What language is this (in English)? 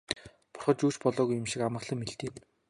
Mongolian